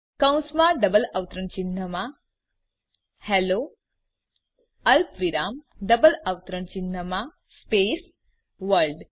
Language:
Gujarati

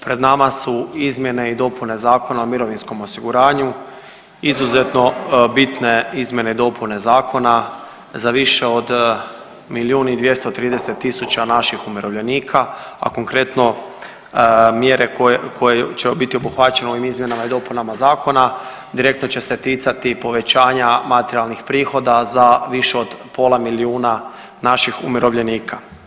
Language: Croatian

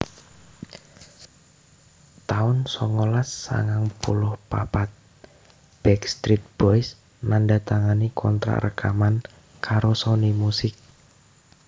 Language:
Javanese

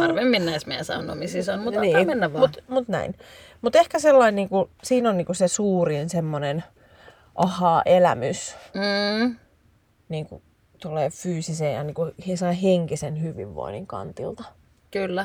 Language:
Finnish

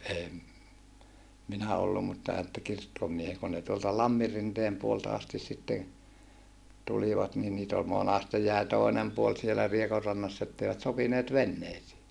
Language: Finnish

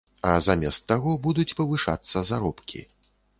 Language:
Belarusian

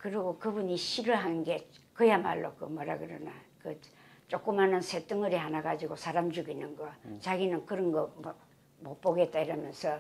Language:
Korean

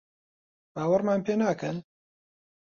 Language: Central Kurdish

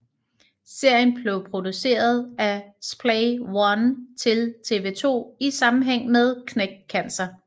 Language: Danish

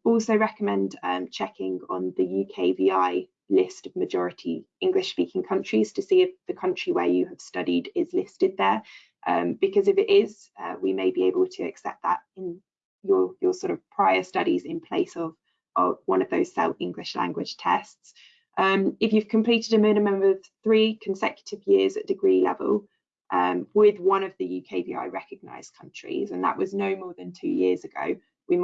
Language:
English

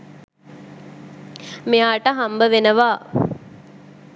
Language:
Sinhala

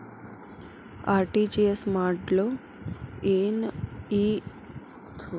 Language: Kannada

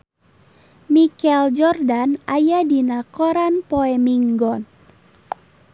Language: Sundanese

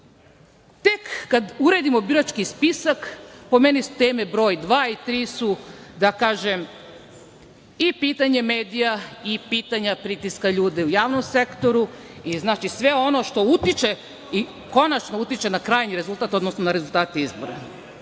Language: Serbian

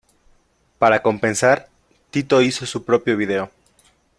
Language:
Spanish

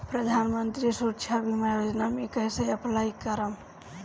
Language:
Bhojpuri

